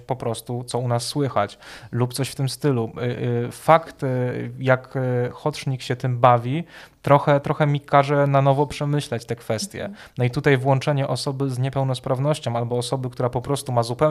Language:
Polish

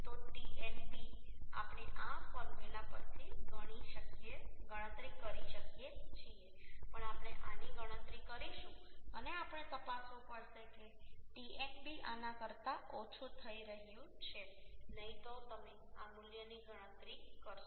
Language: Gujarati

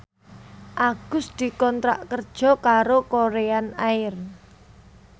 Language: Javanese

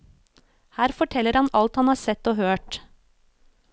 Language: Norwegian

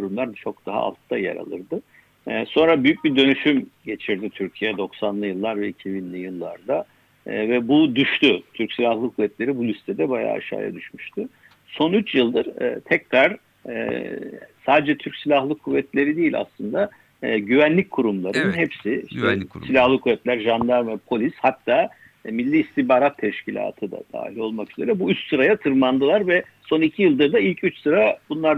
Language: Turkish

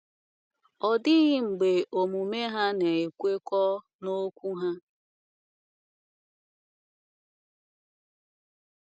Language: Igbo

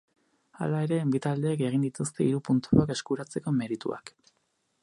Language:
Basque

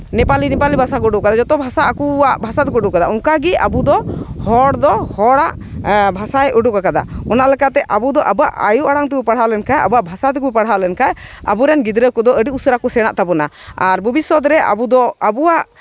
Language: Santali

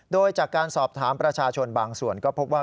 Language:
Thai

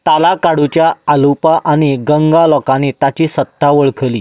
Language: Konkani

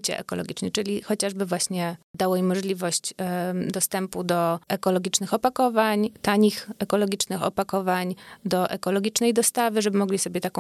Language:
Polish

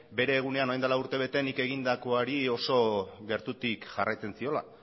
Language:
Basque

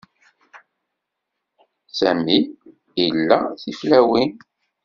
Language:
Kabyle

